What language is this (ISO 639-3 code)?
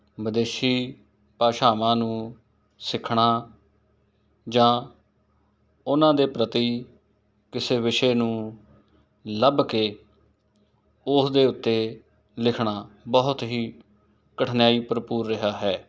pan